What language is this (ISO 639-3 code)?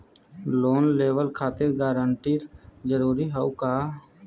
bho